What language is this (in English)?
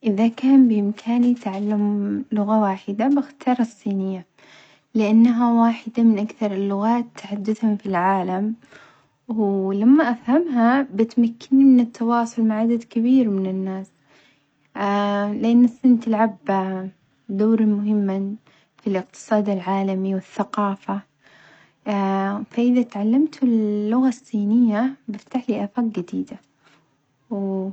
Omani Arabic